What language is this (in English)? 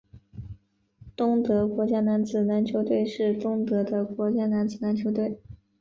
Chinese